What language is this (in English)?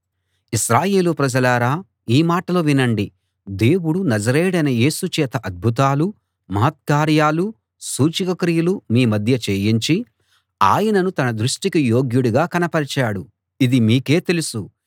Telugu